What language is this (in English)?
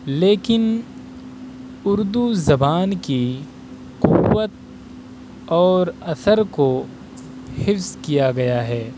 Urdu